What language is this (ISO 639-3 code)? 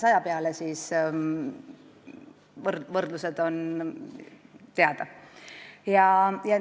est